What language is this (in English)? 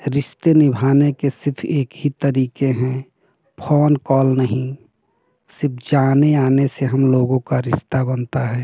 Hindi